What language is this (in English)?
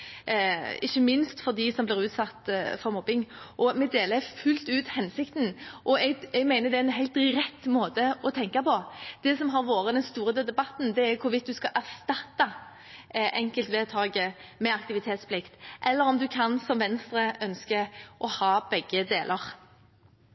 Norwegian Bokmål